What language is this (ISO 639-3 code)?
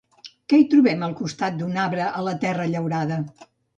cat